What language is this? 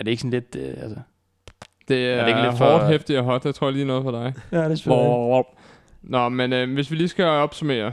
Danish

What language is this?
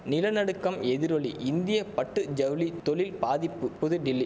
Tamil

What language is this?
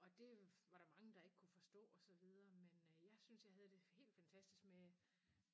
Danish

